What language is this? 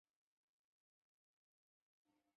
Chinese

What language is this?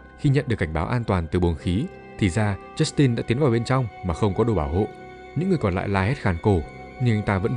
Vietnamese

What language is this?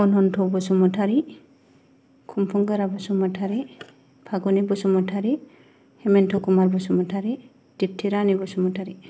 Bodo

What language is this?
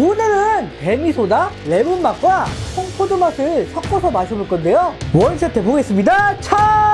Korean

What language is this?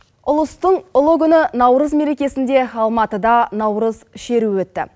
Kazakh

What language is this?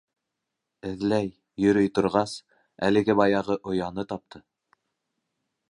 Bashkir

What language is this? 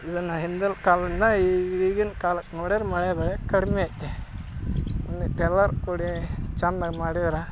Kannada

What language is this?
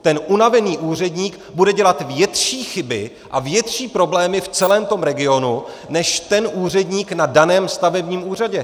Czech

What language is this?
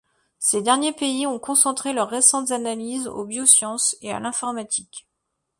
French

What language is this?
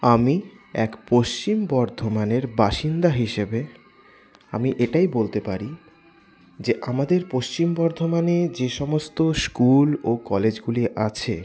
Bangla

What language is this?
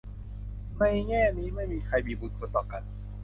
Thai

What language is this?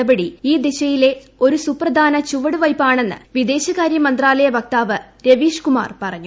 Malayalam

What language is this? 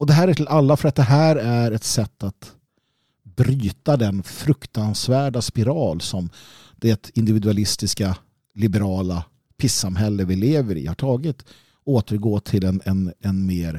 Swedish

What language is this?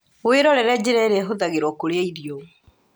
Kikuyu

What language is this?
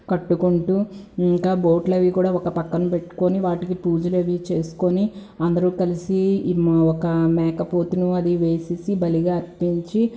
Telugu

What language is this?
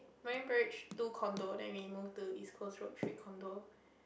English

